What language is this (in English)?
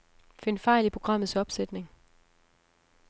Danish